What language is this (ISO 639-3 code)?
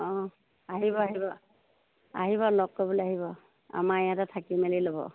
asm